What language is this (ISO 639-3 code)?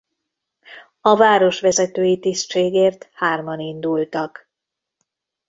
hun